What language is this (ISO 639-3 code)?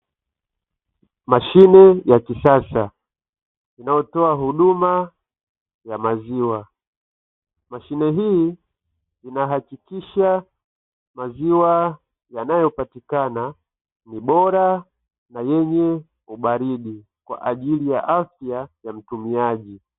swa